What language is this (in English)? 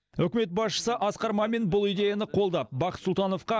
Kazakh